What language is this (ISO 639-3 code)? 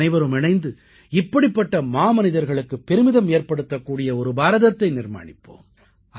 tam